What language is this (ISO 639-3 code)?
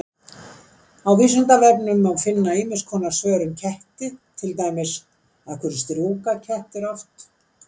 isl